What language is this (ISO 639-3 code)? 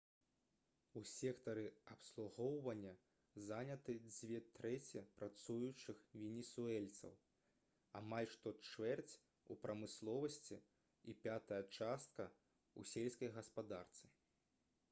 bel